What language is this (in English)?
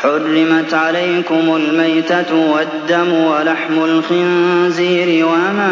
Arabic